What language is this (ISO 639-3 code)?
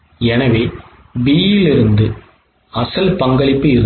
tam